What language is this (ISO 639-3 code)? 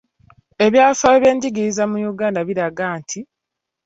lug